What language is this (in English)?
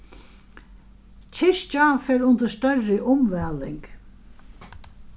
Faroese